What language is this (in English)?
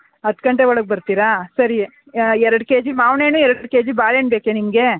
Kannada